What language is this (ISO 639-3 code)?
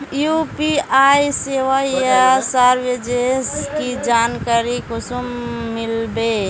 mag